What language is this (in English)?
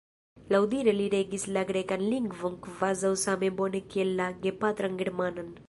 Esperanto